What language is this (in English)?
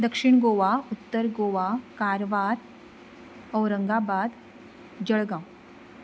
Konkani